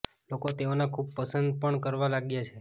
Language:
Gujarati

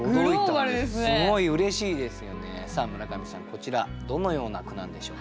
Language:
Japanese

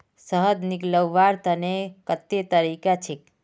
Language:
Magahi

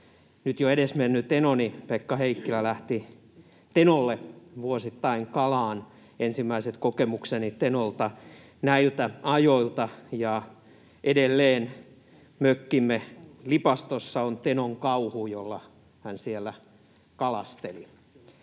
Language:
Finnish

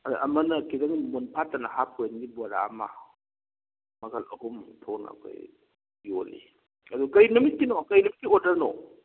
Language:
Manipuri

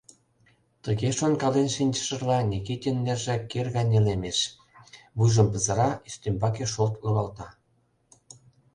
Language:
Mari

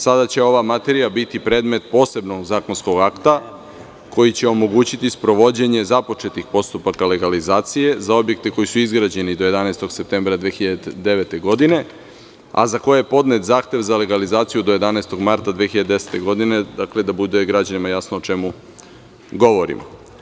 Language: Serbian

